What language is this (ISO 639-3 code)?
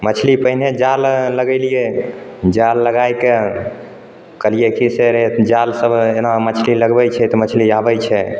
mai